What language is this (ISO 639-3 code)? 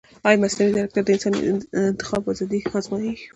pus